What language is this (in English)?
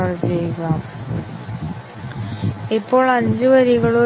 Malayalam